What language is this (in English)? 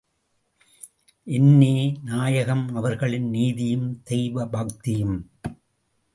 Tamil